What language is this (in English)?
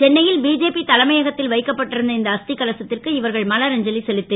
Tamil